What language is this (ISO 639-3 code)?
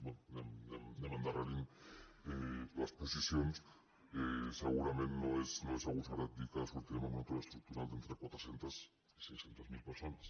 cat